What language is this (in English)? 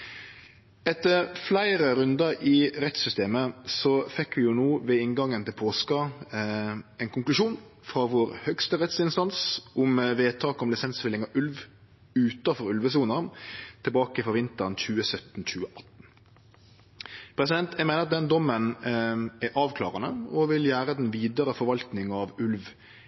Norwegian Nynorsk